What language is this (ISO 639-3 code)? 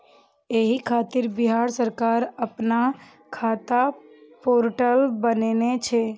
mai